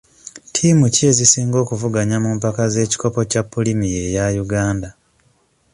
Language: Ganda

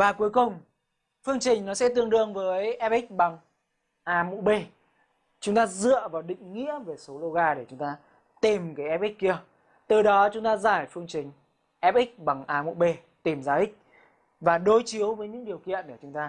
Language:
Vietnamese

